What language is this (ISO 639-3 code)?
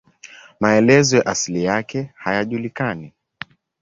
swa